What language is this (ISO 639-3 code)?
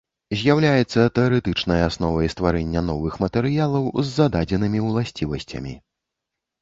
bel